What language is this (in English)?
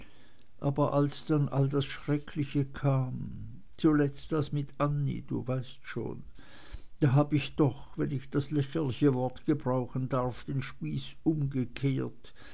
German